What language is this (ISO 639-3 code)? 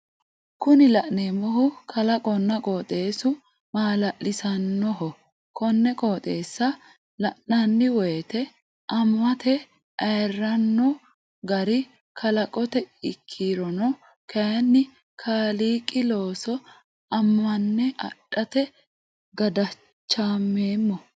sid